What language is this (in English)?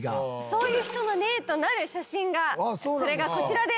Japanese